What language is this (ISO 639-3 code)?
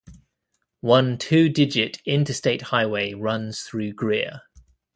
eng